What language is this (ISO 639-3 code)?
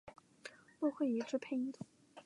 zho